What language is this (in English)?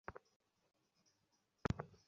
Bangla